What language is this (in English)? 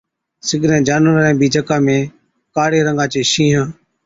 Od